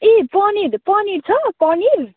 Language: Nepali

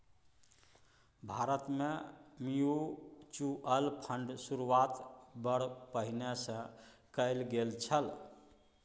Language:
Maithili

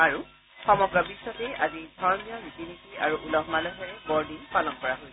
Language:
Assamese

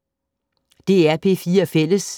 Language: Danish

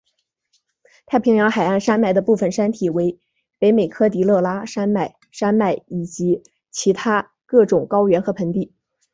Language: Chinese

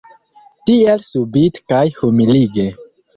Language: Esperanto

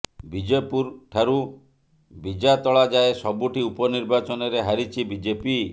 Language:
Odia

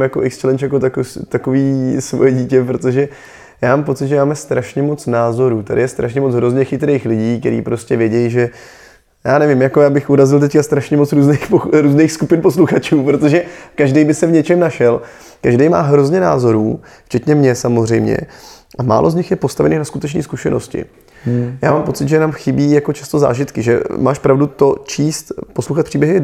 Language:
Czech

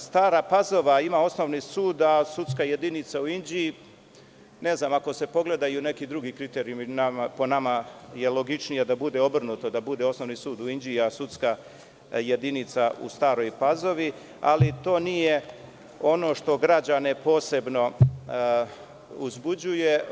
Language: Serbian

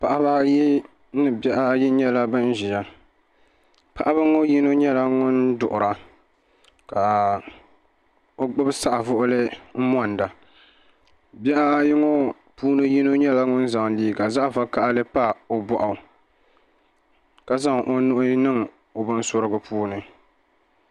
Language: Dagbani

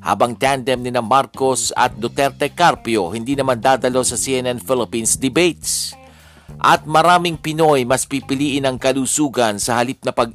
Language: Filipino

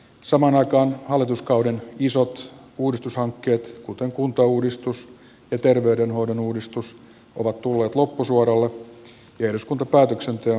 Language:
Finnish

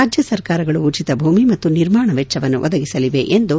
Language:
Kannada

